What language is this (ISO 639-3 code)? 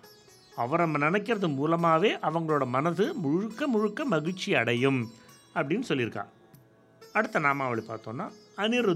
tam